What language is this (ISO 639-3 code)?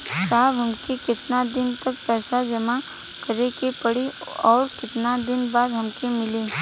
bho